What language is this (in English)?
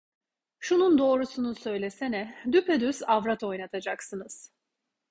Turkish